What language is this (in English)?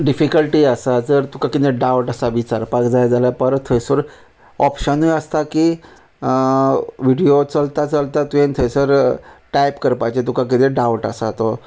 Konkani